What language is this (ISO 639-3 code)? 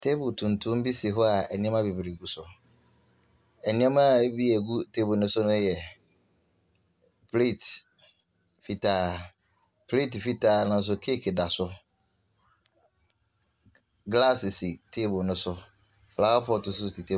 aka